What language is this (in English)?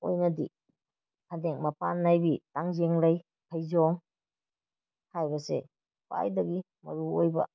Manipuri